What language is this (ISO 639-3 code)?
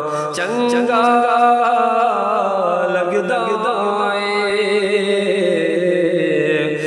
ara